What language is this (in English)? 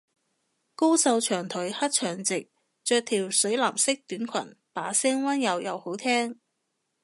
Cantonese